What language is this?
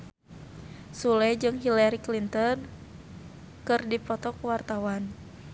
Sundanese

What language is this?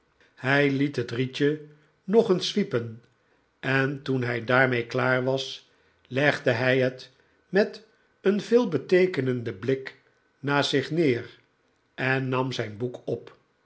Dutch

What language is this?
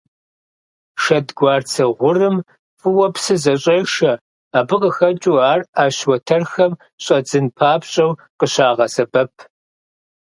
Kabardian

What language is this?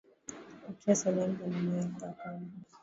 Swahili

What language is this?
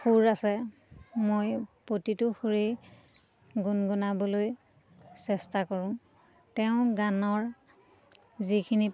Assamese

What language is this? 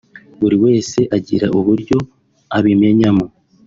Kinyarwanda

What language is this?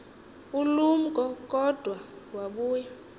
Xhosa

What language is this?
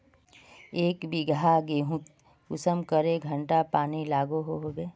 Magahi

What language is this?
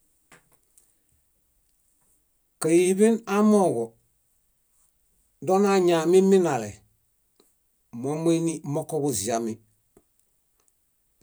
Bayot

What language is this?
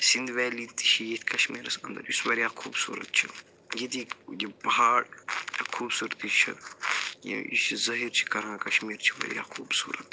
Kashmiri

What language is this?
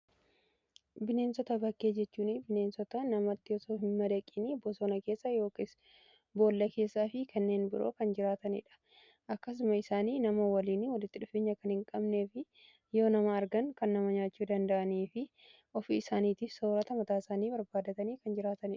Oromo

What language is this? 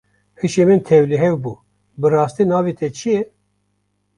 Kurdish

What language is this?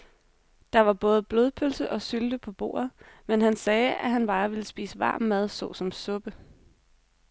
Danish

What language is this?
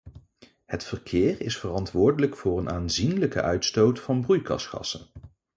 Dutch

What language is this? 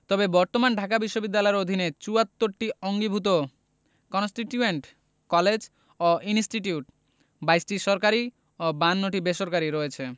Bangla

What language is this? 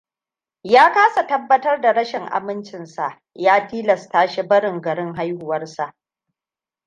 Hausa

